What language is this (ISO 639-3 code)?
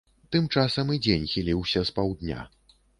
bel